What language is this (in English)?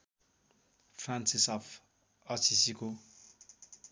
Nepali